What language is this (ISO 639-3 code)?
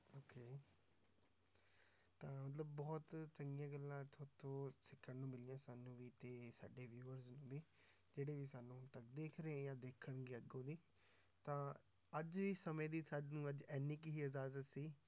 pan